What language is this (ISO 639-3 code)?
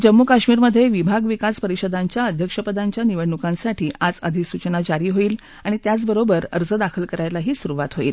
mar